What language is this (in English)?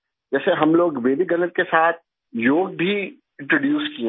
Hindi